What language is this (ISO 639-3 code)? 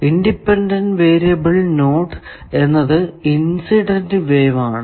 mal